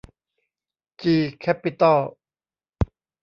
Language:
Thai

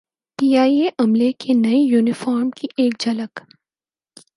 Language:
Urdu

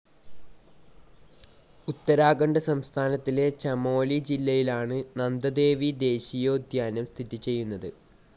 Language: Malayalam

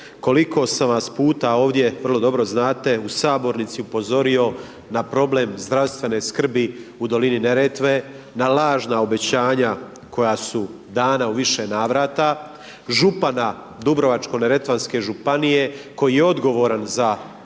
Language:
Croatian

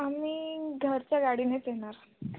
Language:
Marathi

